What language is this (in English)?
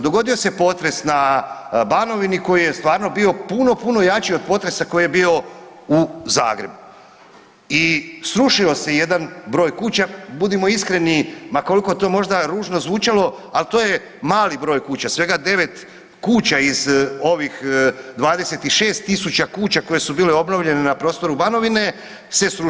Croatian